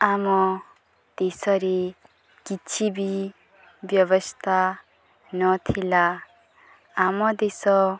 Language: Odia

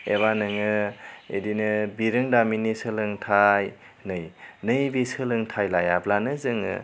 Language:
Bodo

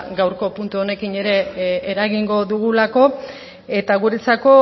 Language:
Basque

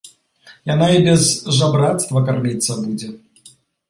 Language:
Belarusian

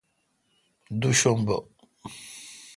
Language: Kalkoti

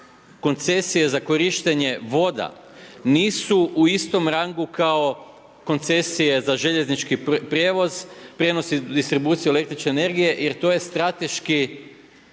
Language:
Croatian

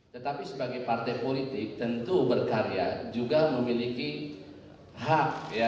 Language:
Indonesian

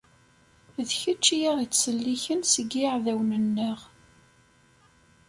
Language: Kabyle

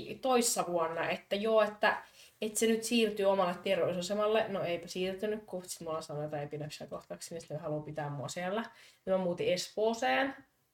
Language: Finnish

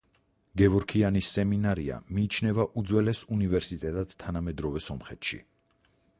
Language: Georgian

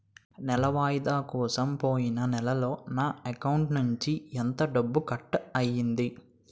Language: Telugu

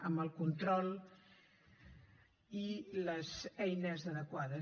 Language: Catalan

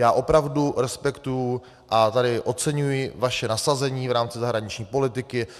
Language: Czech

